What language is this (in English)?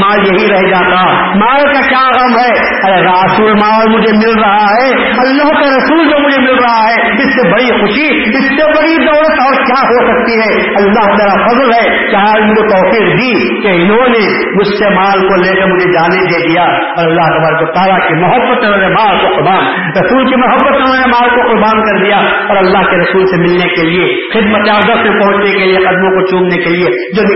Urdu